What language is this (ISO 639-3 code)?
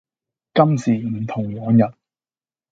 yue